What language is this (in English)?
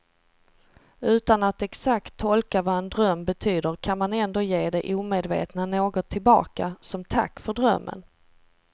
Swedish